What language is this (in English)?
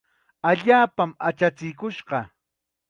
Chiquián Ancash Quechua